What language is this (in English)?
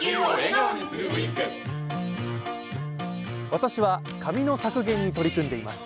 Japanese